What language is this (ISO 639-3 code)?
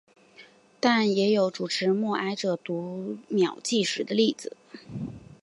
zho